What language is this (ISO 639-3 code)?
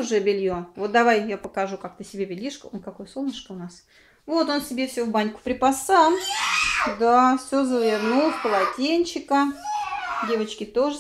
rus